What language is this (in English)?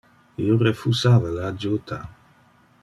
Interlingua